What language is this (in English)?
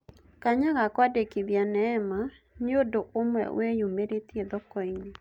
Kikuyu